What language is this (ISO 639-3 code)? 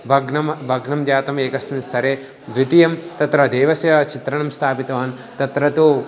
san